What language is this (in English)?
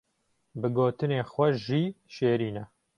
Kurdish